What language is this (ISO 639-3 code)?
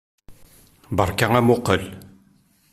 kab